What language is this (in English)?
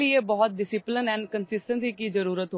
Marathi